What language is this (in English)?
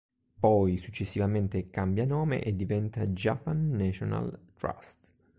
Italian